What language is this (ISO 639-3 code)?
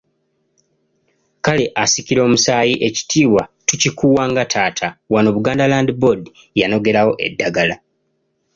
lug